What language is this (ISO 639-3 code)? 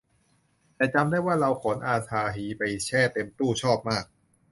tha